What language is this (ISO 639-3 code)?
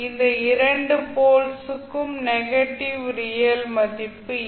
tam